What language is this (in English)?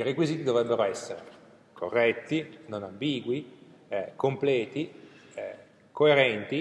Italian